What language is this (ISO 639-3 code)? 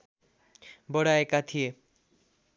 nep